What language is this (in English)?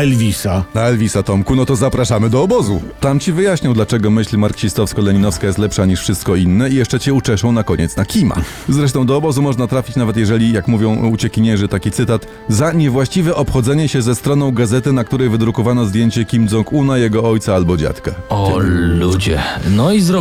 Polish